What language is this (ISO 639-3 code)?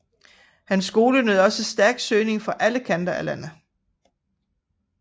dan